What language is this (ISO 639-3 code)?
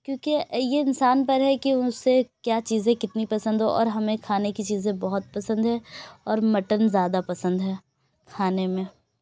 urd